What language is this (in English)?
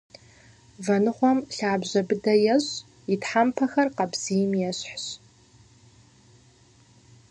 Kabardian